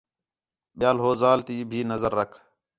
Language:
Khetrani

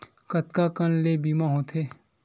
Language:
Chhattisgarhi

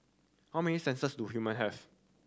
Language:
English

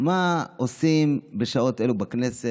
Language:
Hebrew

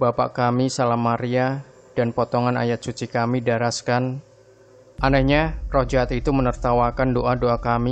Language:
Indonesian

